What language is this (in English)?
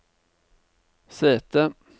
Norwegian